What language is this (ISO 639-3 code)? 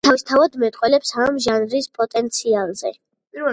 kat